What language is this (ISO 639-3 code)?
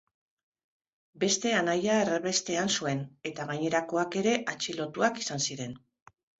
eus